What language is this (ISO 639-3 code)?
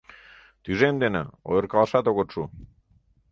chm